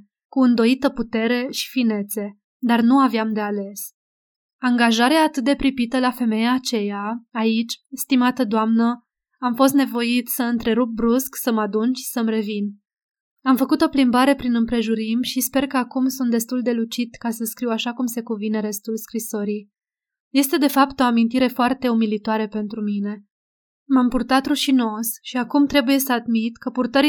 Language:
Romanian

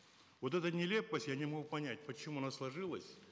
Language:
Kazakh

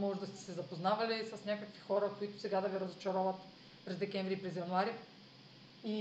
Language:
Bulgarian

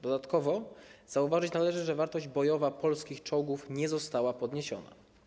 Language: Polish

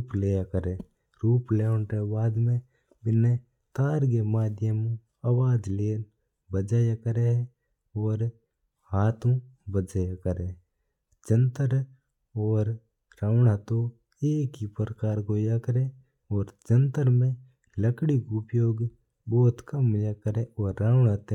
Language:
Mewari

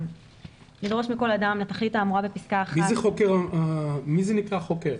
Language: Hebrew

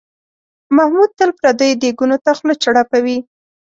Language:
Pashto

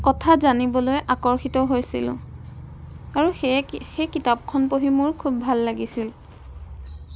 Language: Assamese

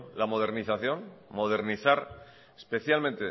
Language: Spanish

